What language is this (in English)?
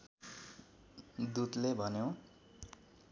Nepali